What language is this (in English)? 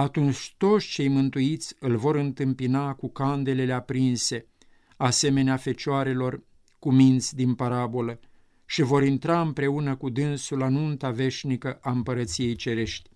Romanian